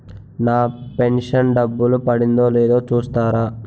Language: Telugu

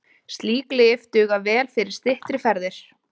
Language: Icelandic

